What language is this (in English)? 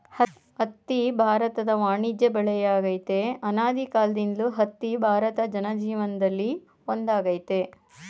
Kannada